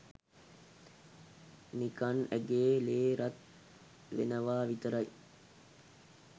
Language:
Sinhala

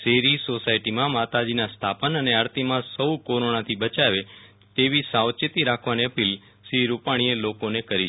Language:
Gujarati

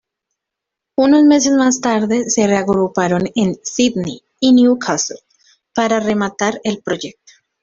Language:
Spanish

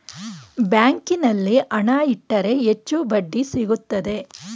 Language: Kannada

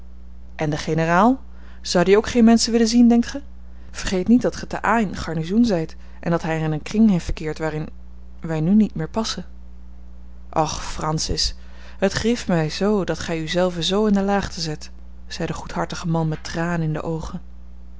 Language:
Dutch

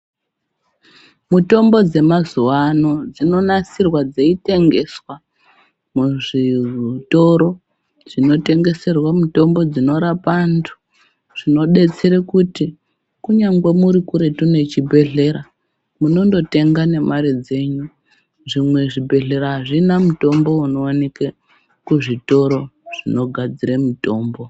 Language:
Ndau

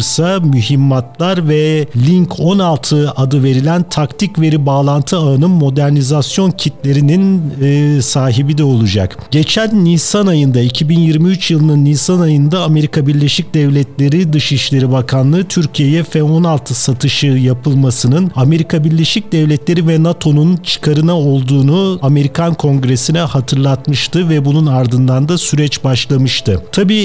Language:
Turkish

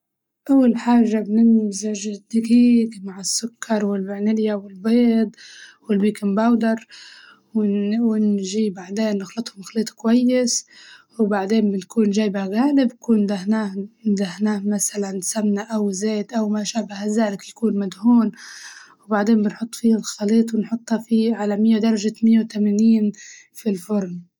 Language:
Libyan Arabic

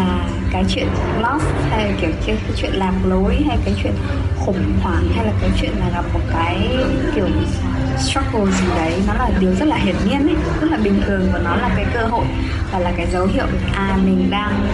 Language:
Vietnamese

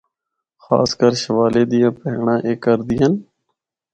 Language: Northern Hindko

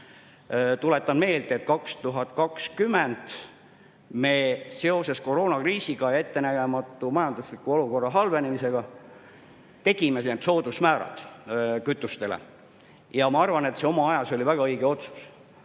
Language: Estonian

